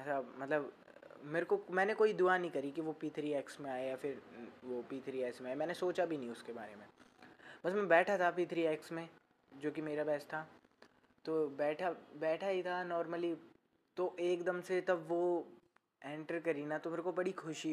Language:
Hindi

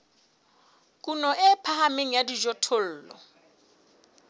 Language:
Southern Sotho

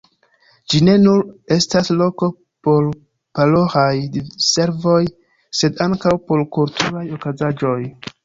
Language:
Esperanto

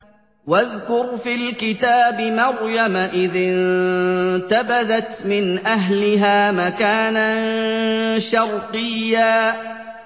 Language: Arabic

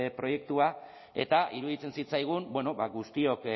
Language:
Basque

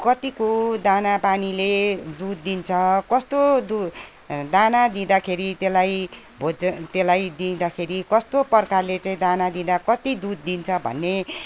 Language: Nepali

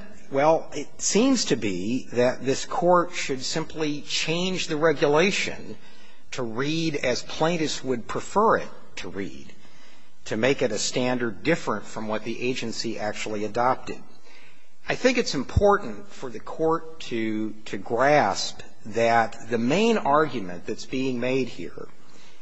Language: English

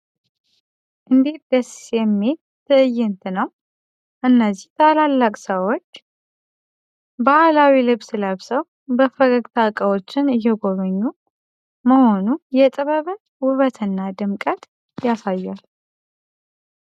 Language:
Amharic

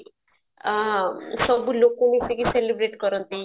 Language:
Odia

